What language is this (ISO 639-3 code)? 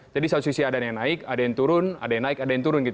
ind